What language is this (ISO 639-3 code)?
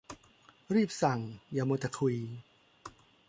tha